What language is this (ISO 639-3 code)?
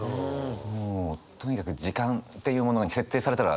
jpn